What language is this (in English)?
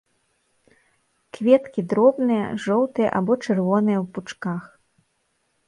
Belarusian